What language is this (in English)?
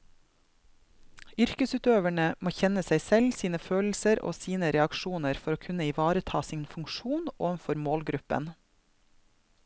Norwegian